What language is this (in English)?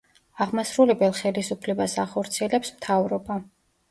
Georgian